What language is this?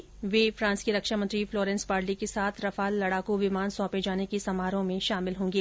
Hindi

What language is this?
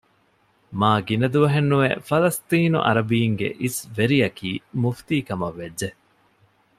Divehi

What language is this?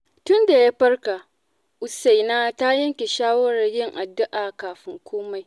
Hausa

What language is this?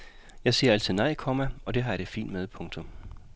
Danish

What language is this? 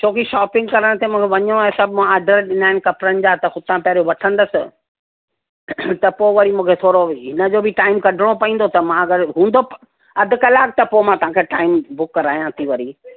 Sindhi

